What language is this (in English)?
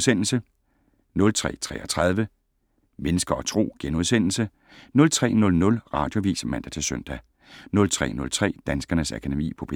Danish